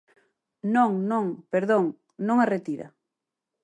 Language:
Galician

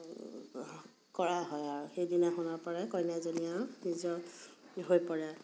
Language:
Assamese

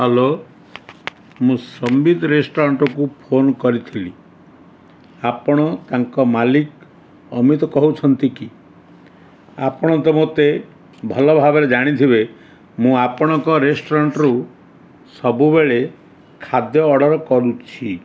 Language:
Odia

